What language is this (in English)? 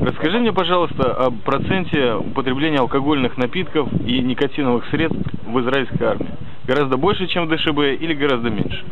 Russian